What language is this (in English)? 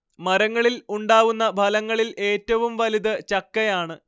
Malayalam